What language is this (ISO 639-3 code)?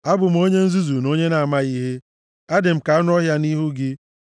ibo